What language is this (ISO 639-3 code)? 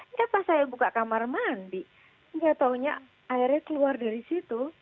ind